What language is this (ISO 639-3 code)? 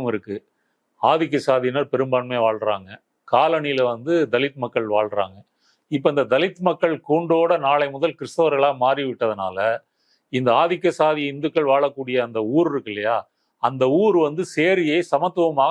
ind